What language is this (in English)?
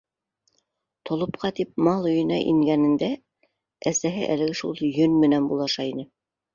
Bashkir